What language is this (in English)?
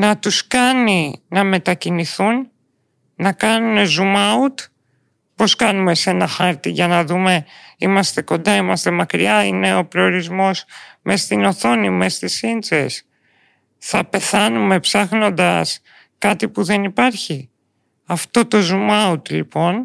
Greek